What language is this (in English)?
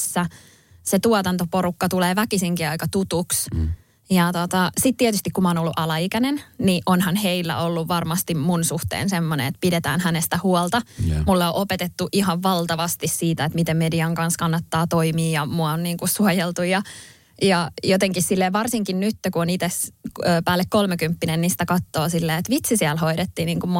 Finnish